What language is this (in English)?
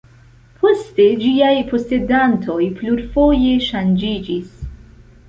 Esperanto